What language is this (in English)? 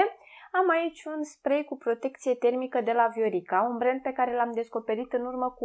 Romanian